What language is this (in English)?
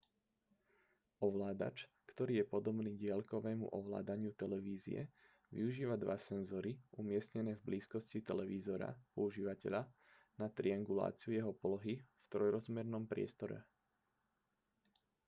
Slovak